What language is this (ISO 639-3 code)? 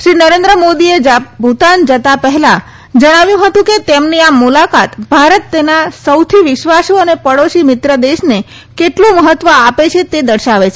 guj